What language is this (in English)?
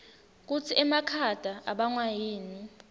Swati